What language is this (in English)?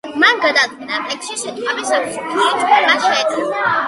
Georgian